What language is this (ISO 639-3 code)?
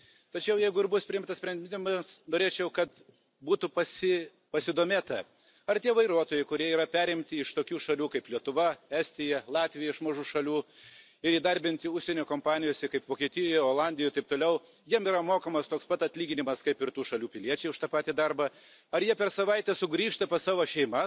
lit